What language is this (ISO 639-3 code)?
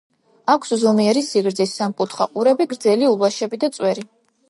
kat